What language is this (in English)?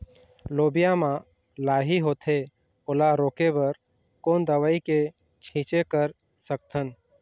Chhattisgarhi